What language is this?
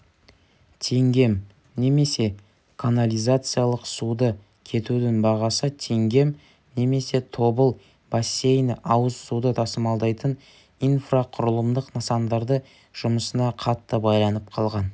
Kazakh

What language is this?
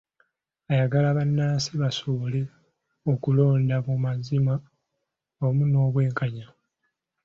Ganda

